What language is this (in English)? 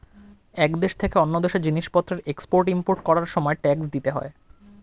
Bangla